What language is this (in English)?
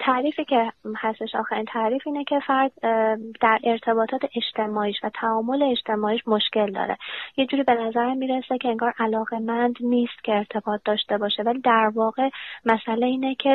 Persian